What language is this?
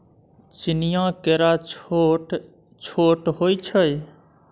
Maithili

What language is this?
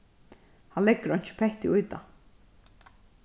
Faroese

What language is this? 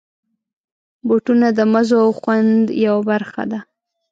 Pashto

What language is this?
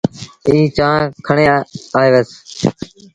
Sindhi Bhil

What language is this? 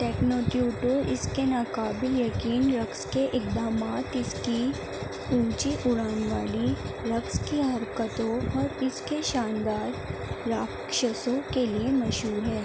Urdu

